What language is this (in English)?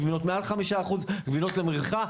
Hebrew